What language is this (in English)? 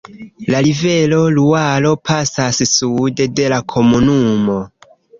Esperanto